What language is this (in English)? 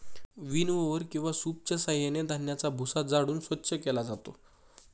Marathi